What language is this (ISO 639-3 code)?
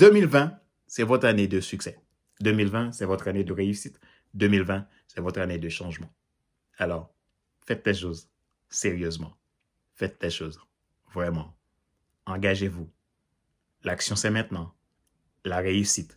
fra